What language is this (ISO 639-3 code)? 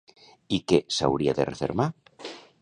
cat